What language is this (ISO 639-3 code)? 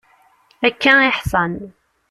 kab